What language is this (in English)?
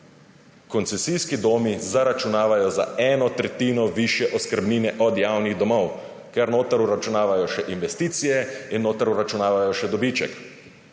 Slovenian